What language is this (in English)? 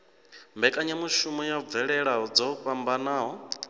Venda